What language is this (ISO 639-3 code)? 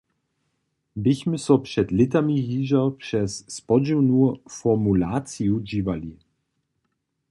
hsb